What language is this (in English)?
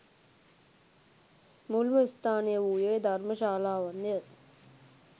Sinhala